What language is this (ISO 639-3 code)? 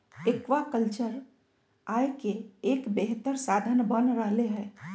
mag